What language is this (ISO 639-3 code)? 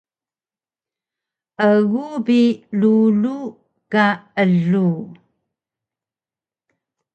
trv